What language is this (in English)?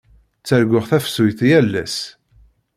Kabyle